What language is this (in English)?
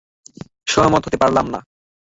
Bangla